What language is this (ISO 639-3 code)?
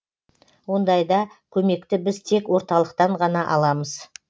kaz